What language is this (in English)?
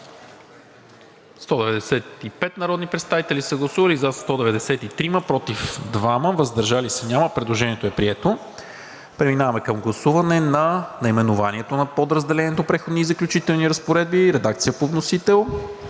Bulgarian